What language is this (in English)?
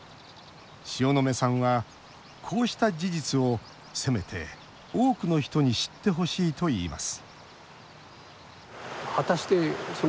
Japanese